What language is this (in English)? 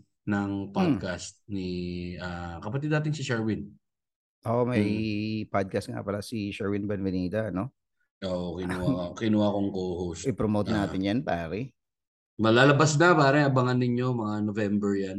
Filipino